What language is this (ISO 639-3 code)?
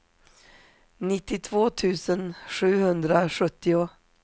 swe